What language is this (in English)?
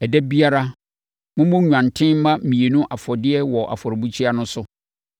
Akan